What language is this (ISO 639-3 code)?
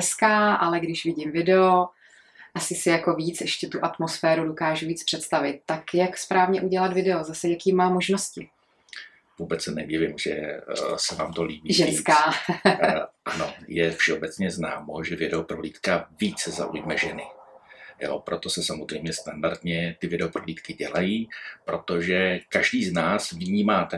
ces